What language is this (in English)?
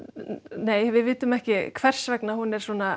Icelandic